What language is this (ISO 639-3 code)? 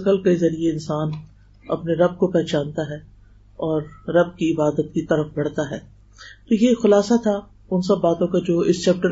urd